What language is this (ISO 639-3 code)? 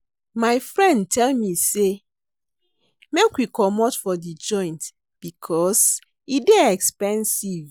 pcm